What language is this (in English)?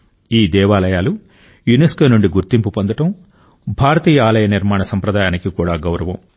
Telugu